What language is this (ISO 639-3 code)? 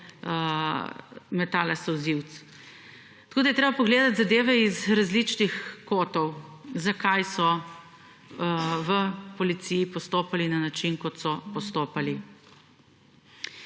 slv